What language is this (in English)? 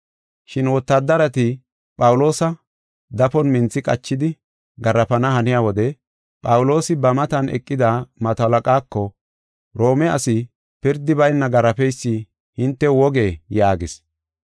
Gofa